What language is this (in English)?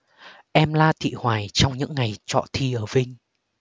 Vietnamese